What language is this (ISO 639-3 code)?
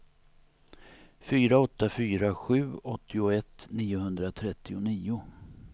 swe